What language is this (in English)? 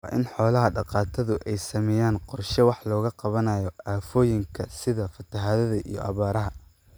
Somali